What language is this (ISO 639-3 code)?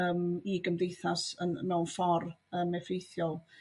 cym